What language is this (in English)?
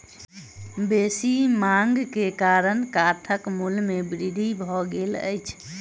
Maithili